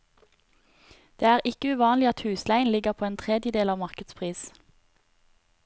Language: Norwegian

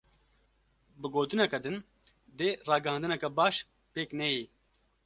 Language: Kurdish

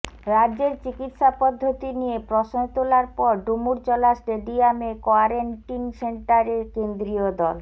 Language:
Bangla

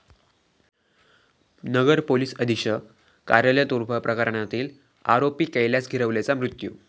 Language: Marathi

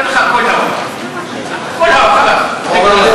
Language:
Hebrew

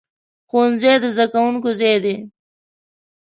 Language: Pashto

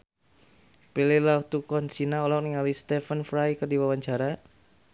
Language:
Sundanese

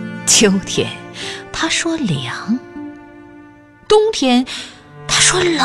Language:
Chinese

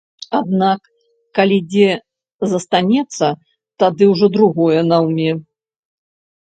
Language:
Belarusian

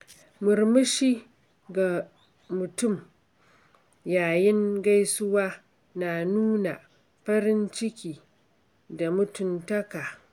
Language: Hausa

